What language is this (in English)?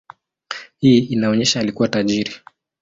Swahili